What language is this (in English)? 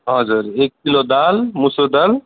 Nepali